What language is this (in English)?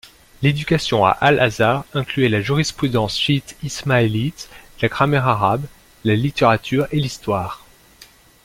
French